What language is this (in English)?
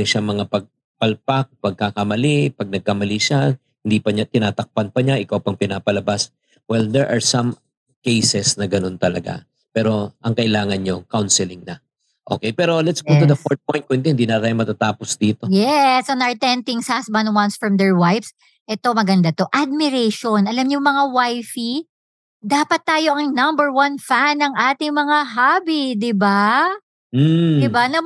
Filipino